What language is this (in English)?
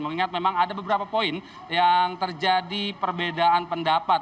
Indonesian